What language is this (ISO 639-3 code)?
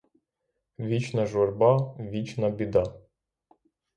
ukr